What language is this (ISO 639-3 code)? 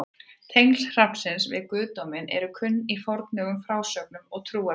isl